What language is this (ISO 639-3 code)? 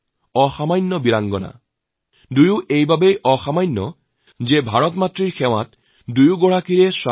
asm